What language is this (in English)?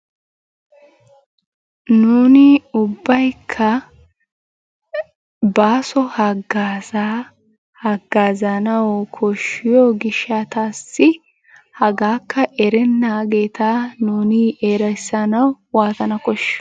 Wolaytta